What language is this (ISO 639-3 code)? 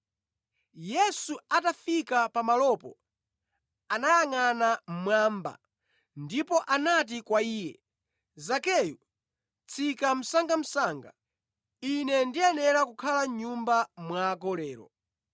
nya